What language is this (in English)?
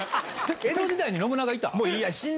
Japanese